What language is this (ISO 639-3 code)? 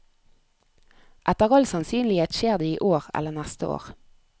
nor